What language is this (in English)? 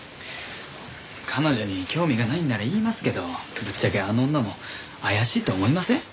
Japanese